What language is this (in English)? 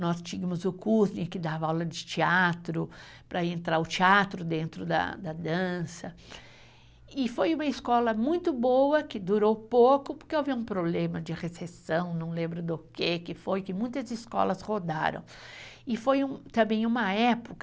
Portuguese